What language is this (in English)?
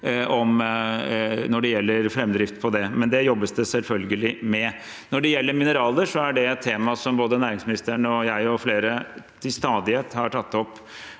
Norwegian